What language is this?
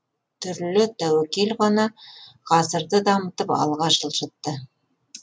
Kazakh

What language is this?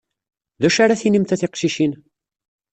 Kabyle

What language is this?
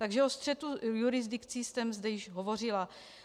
Czech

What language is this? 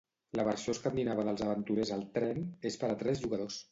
Catalan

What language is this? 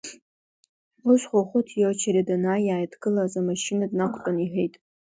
Abkhazian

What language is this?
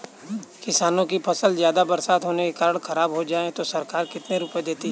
Hindi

